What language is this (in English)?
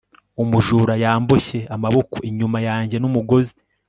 Kinyarwanda